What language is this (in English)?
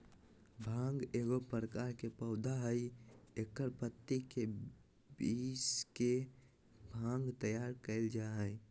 Magahi